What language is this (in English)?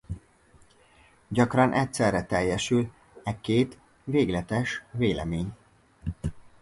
Hungarian